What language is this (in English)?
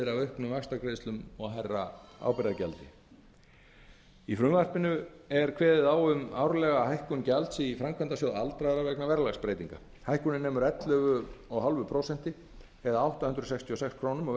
Icelandic